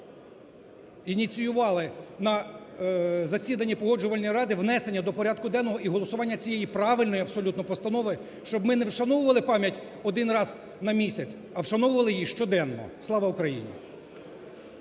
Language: Ukrainian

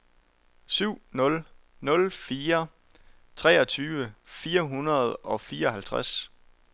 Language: Danish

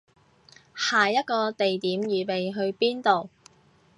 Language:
Cantonese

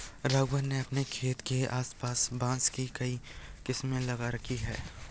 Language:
Hindi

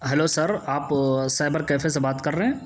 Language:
Urdu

